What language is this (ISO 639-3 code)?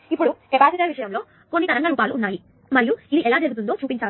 tel